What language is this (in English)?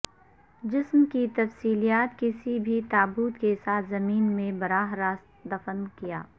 Urdu